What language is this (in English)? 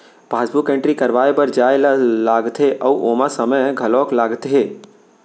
Chhattisgarhi